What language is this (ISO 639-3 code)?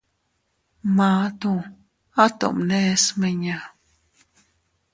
cut